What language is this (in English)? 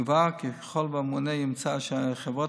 Hebrew